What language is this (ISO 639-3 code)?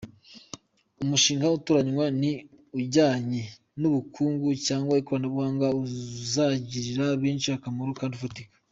kin